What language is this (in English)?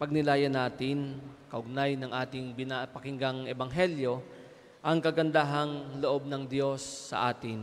Filipino